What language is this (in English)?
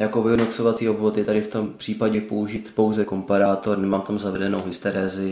Czech